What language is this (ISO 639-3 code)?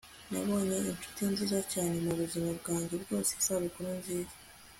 kin